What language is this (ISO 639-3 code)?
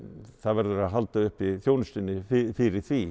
isl